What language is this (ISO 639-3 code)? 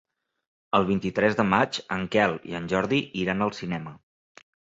cat